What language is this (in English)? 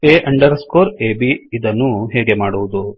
Kannada